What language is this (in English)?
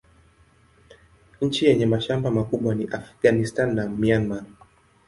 Swahili